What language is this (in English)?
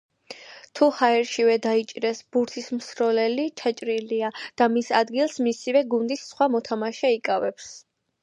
Georgian